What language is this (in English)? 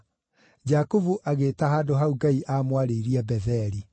Kikuyu